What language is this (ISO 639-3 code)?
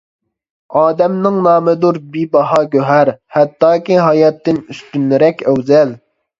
uig